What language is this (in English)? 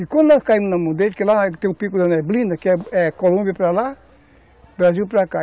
Portuguese